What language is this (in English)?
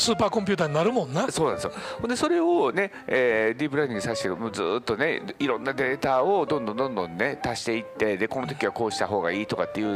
Japanese